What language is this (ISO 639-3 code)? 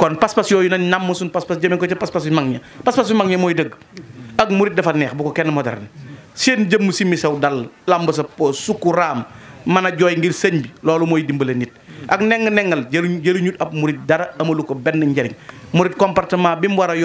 fra